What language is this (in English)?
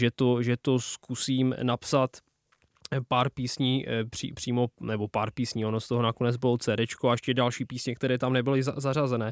Czech